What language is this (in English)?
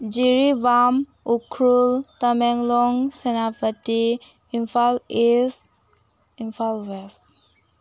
Manipuri